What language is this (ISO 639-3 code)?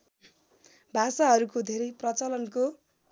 nep